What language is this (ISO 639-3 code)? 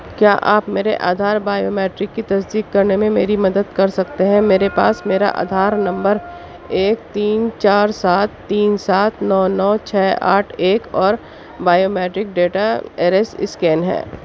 urd